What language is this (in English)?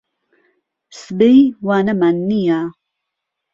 Central Kurdish